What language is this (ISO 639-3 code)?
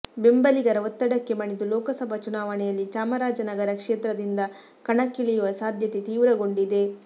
kan